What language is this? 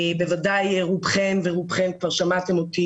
Hebrew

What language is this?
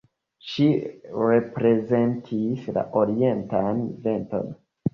Esperanto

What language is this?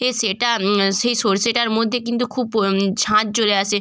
Bangla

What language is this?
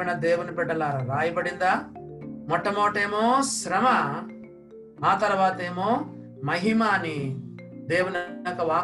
Telugu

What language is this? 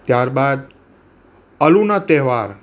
Gujarati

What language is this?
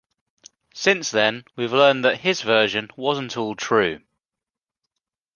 English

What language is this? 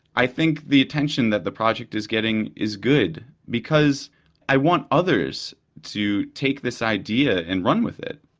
English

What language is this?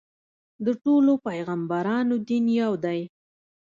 Pashto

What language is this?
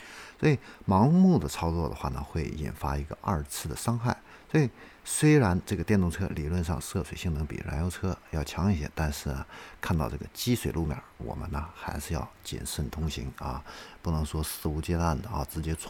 Chinese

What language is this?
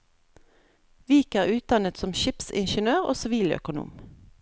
Norwegian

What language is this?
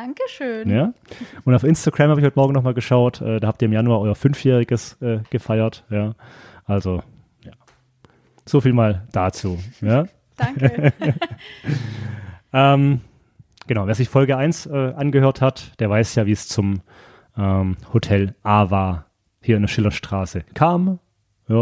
German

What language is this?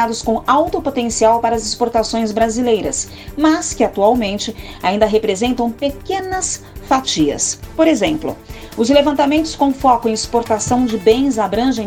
Portuguese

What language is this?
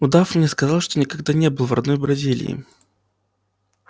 Russian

